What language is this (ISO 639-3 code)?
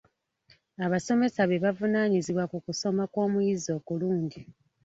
lug